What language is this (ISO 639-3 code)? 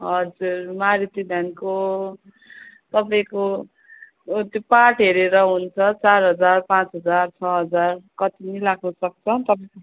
nep